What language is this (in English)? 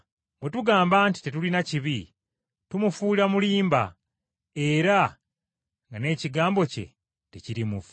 Ganda